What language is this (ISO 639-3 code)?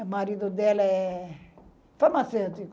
por